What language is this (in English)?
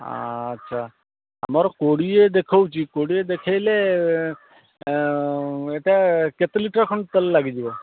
Odia